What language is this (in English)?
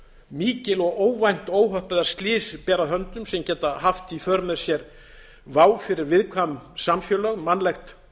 Icelandic